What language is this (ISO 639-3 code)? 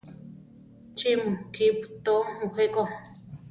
tar